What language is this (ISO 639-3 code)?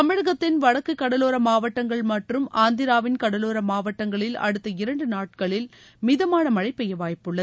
tam